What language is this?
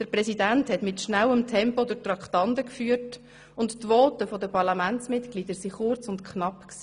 Swiss German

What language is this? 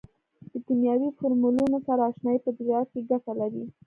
Pashto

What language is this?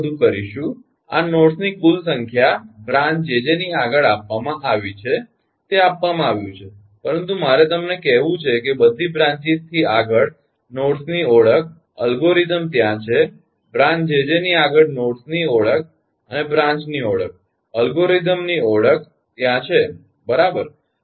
Gujarati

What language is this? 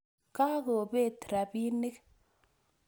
Kalenjin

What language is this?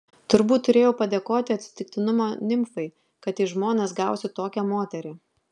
Lithuanian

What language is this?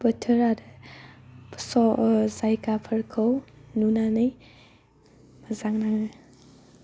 Bodo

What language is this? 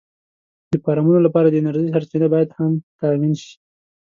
Pashto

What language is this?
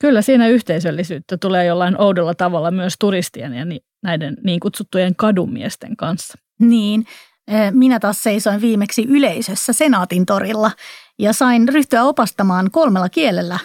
Finnish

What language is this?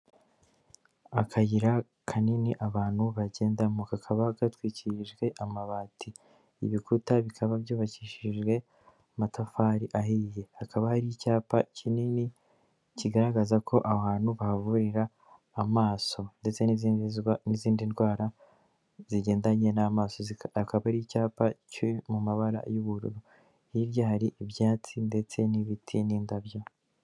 Kinyarwanda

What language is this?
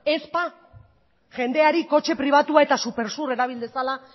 Basque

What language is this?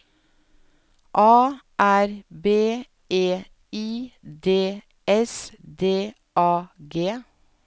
Norwegian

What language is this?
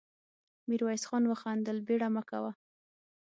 Pashto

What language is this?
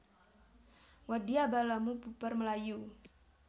Javanese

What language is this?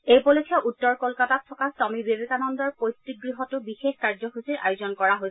Assamese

